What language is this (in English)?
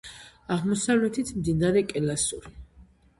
Georgian